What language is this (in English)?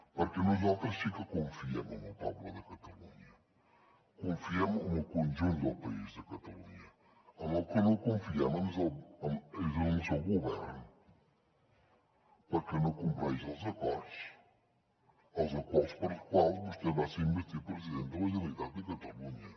Catalan